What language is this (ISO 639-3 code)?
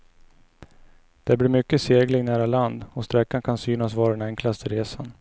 swe